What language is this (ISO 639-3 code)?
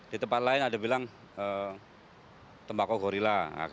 ind